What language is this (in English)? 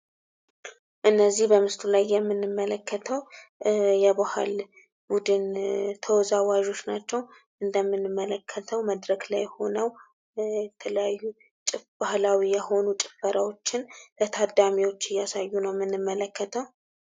Amharic